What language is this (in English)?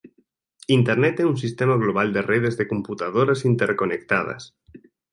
Galician